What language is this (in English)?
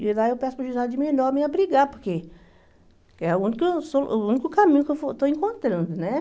Portuguese